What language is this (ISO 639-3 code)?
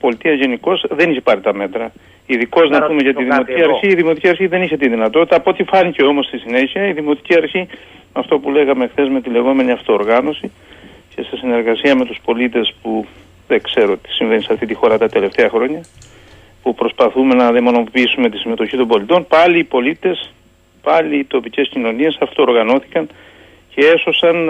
ell